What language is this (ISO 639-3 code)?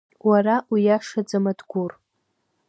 abk